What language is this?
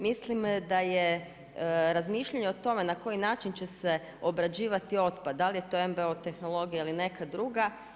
Croatian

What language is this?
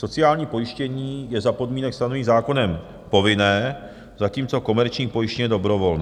Czech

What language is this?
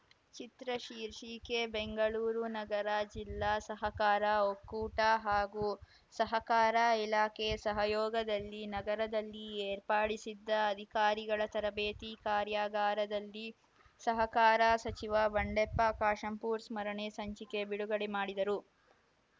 Kannada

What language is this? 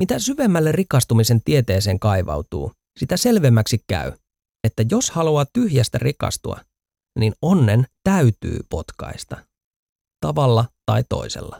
Finnish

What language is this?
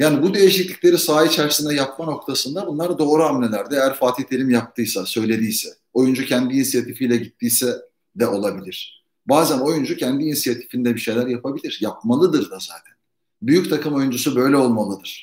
Turkish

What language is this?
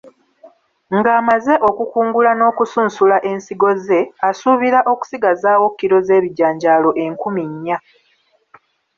Ganda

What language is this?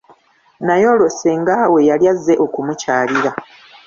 Ganda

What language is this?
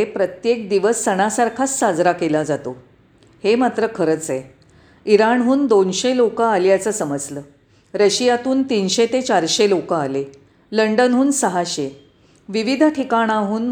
Marathi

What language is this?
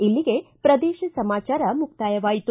Kannada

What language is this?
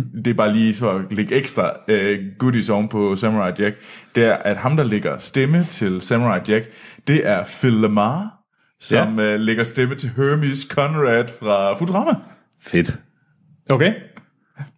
Danish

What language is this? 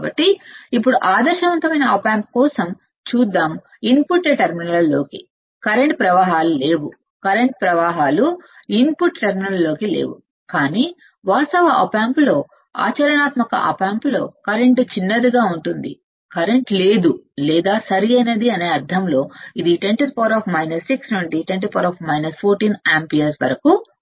Telugu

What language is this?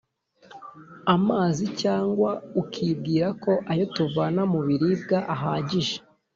Kinyarwanda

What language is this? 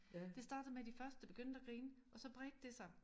Danish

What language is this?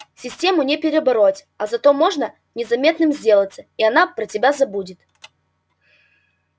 Russian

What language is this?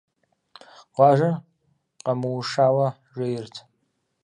Kabardian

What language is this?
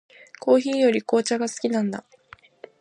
Japanese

